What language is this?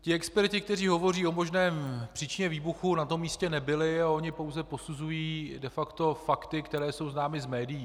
Czech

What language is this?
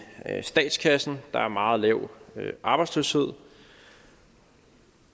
Danish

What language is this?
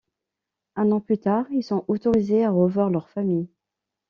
French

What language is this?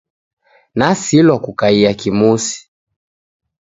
Taita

